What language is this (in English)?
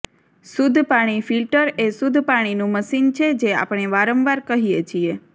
Gujarati